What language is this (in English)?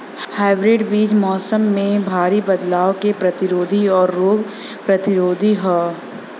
Bhojpuri